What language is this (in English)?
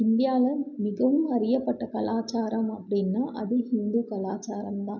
Tamil